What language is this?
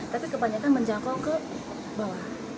Indonesian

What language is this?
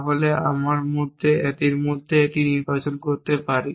Bangla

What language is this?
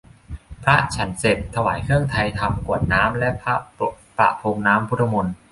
Thai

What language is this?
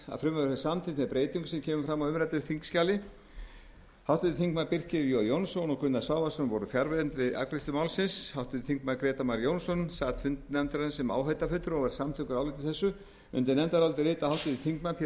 Icelandic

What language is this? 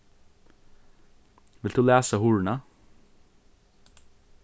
Faroese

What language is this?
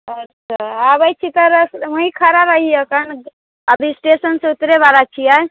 Maithili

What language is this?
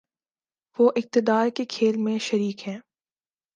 Urdu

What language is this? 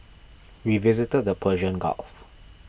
English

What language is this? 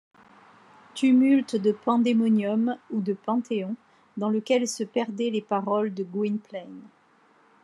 French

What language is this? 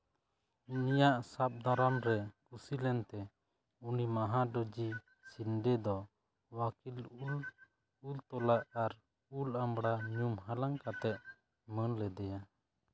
Santali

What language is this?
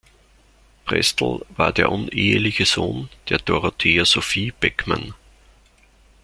German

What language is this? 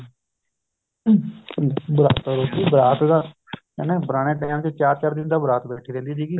Punjabi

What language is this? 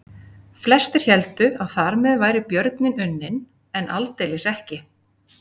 Icelandic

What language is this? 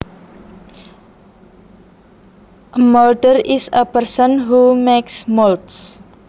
Javanese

